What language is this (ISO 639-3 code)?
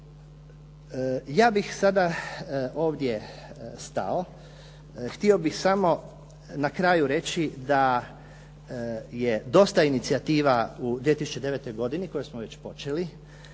hrv